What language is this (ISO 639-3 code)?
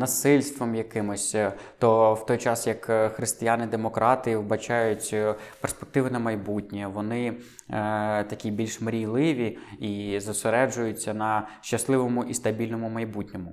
ukr